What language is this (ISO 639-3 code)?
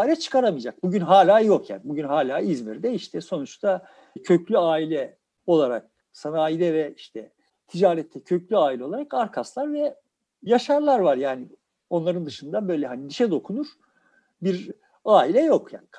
tur